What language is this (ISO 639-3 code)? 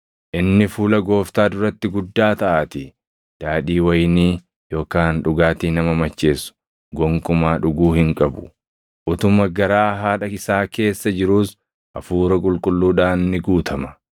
orm